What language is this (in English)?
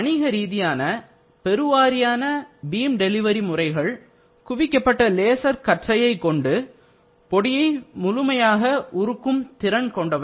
Tamil